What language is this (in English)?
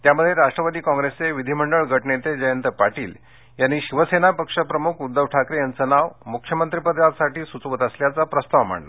Marathi